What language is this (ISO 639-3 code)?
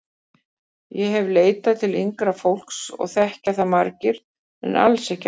isl